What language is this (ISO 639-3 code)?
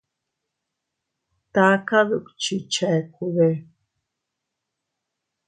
cut